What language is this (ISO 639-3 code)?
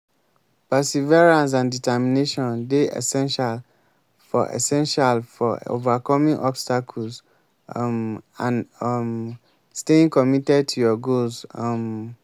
pcm